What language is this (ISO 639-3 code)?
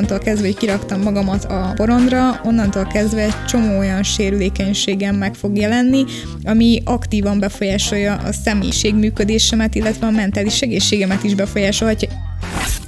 hun